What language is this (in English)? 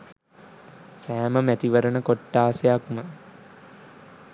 Sinhala